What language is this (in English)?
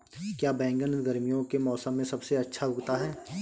Hindi